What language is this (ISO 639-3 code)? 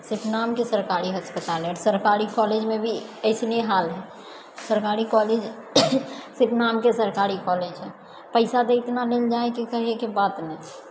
mai